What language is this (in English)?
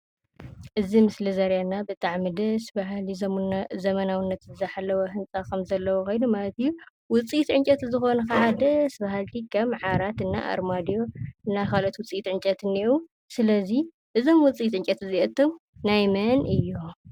Tigrinya